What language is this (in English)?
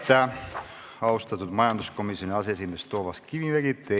Estonian